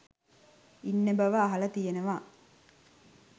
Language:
Sinhala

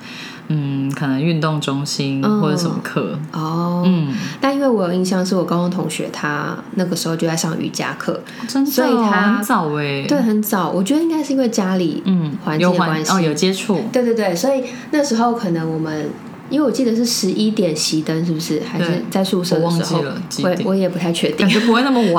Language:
Chinese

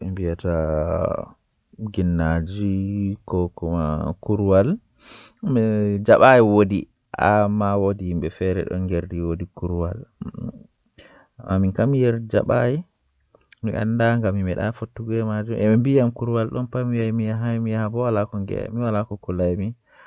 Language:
Western Niger Fulfulde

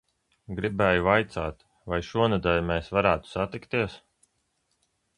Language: Latvian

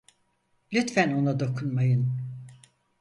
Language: Turkish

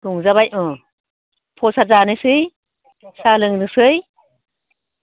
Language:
Bodo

